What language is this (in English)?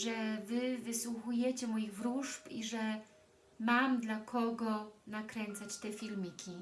Polish